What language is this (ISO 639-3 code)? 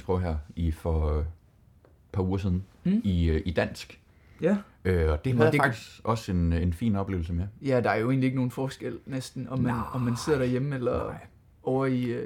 dan